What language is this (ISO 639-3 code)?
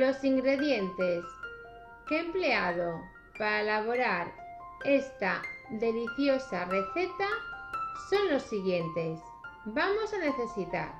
spa